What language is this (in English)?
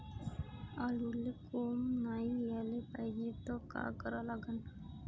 Marathi